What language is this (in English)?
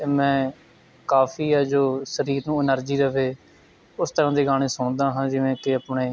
Punjabi